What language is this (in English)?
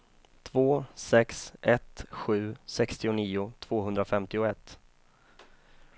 Swedish